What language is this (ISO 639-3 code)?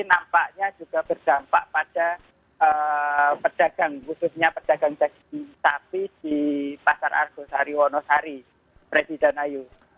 ind